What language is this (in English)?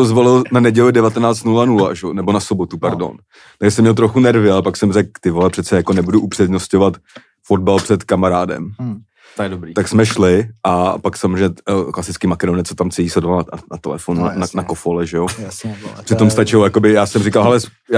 Czech